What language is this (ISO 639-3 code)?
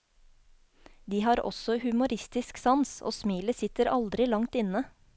nor